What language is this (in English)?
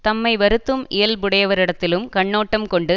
Tamil